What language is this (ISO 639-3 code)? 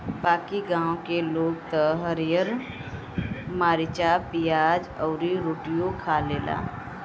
bho